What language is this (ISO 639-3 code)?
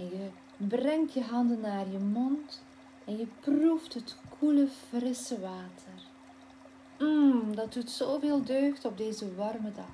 nld